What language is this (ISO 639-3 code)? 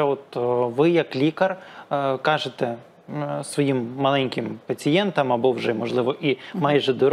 ukr